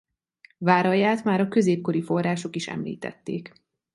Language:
Hungarian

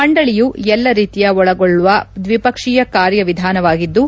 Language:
Kannada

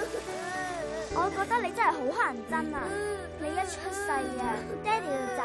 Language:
Chinese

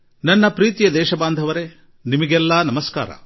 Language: Kannada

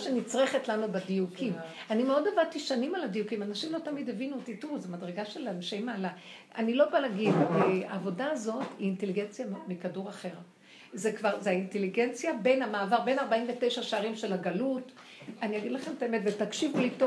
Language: Hebrew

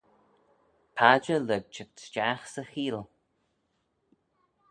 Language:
Manx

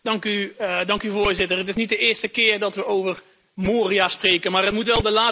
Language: Dutch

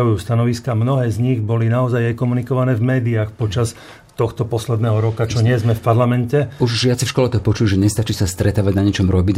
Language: Slovak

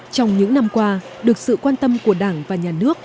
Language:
Vietnamese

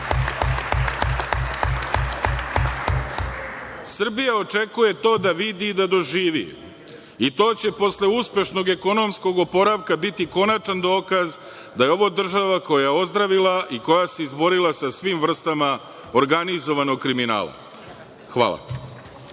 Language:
Serbian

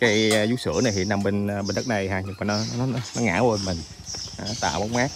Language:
Vietnamese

